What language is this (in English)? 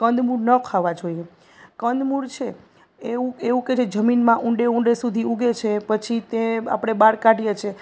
Gujarati